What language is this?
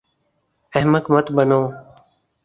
Urdu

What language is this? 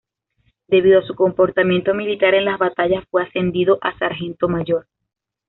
Spanish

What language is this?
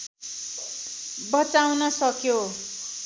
Nepali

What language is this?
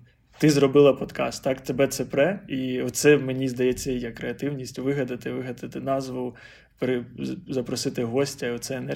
Ukrainian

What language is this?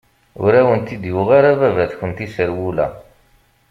Kabyle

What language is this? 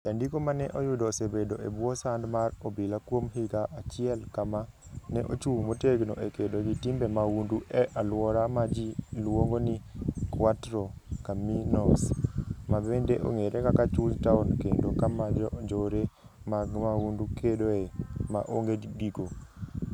Luo (Kenya and Tanzania)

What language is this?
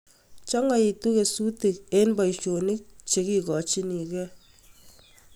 Kalenjin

